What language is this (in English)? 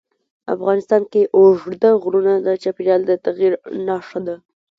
Pashto